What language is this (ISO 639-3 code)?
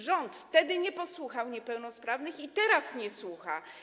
pol